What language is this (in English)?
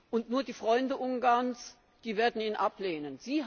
German